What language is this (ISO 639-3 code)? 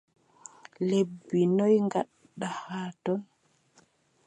fub